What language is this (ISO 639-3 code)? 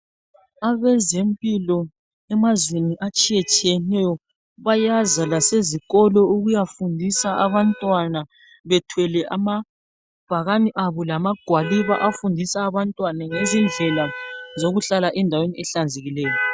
nde